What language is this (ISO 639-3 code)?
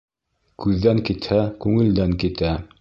bak